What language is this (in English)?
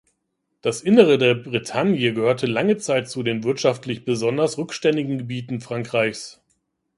German